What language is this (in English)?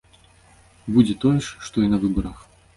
Belarusian